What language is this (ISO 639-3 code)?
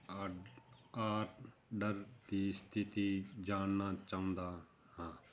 pan